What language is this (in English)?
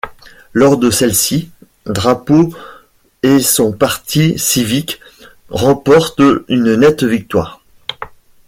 French